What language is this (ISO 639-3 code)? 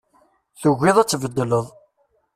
kab